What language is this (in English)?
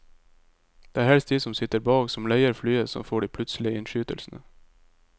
Norwegian